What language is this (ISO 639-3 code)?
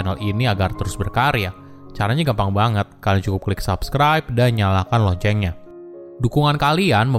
ind